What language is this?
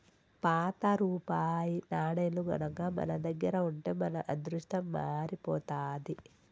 Telugu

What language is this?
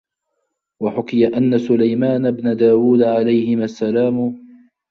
Arabic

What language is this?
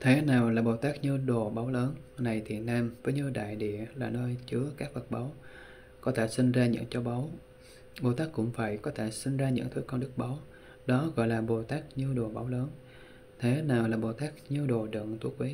Vietnamese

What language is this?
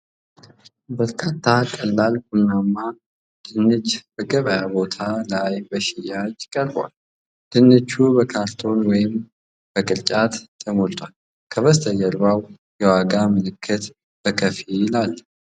Amharic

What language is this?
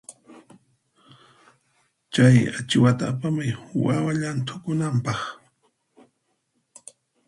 Puno Quechua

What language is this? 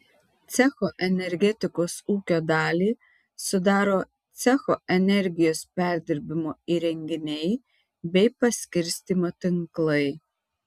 Lithuanian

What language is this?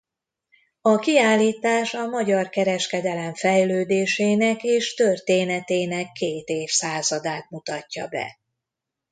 Hungarian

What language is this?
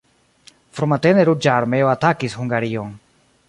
Esperanto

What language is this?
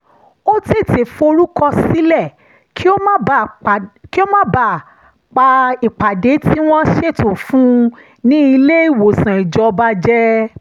Yoruba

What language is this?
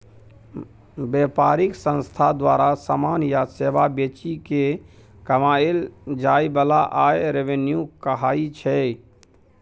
Maithili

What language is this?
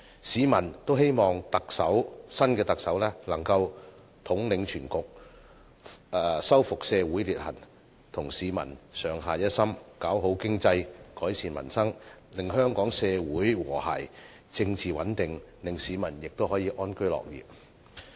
Cantonese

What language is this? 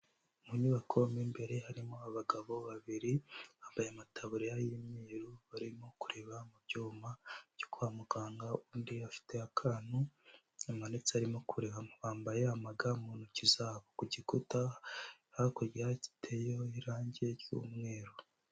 Kinyarwanda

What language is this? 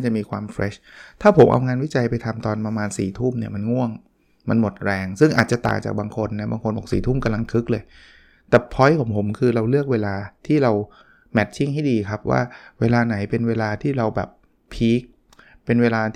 Thai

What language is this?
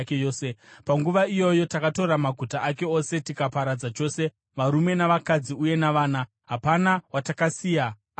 Shona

